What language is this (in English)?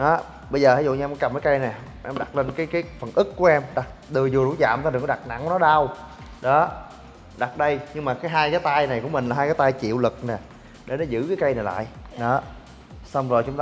Vietnamese